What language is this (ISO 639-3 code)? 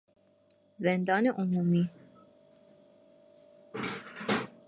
fas